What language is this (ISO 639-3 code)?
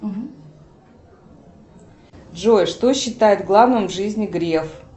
rus